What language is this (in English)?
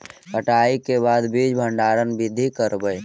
Magahi